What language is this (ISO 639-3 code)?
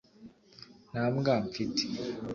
kin